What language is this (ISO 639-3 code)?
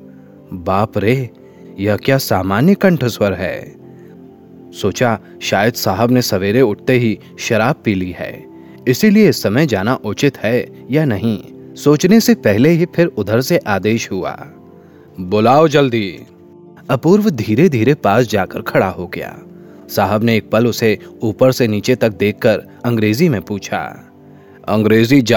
hin